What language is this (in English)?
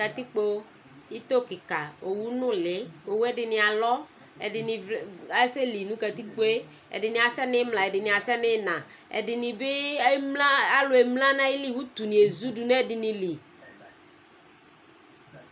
Ikposo